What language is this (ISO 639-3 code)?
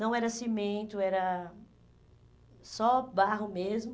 por